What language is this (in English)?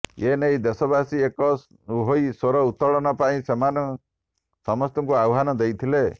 Odia